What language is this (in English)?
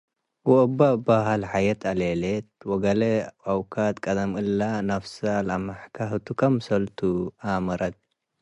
Tigre